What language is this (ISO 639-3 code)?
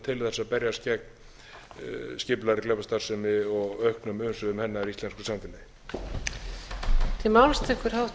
isl